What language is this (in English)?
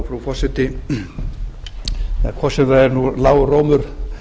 Icelandic